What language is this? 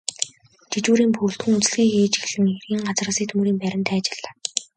Mongolian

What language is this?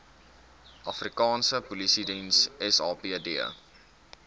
Afrikaans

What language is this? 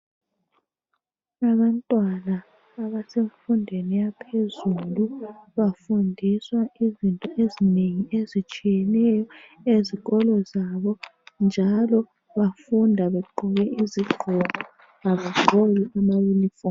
North Ndebele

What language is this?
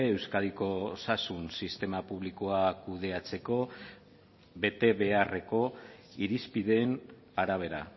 Basque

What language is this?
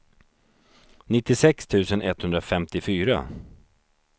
Swedish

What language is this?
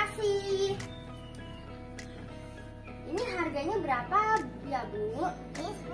Indonesian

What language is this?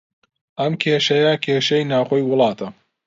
Central Kurdish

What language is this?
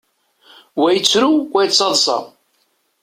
Kabyle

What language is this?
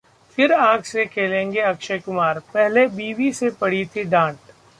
Hindi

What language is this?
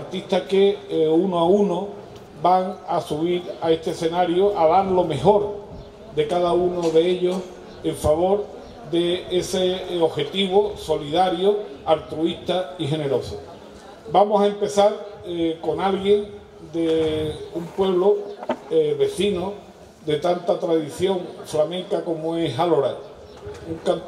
Spanish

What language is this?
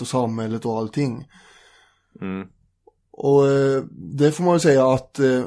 Swedish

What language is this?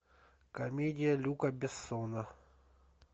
Russian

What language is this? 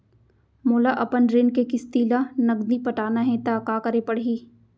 Chhattisgarhi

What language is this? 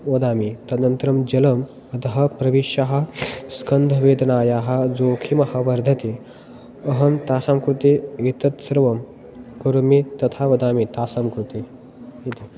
Sanskrit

